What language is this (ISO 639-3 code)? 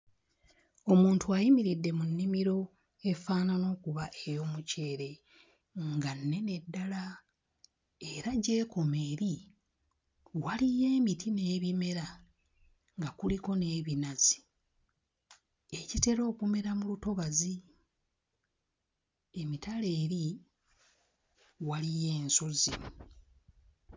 lug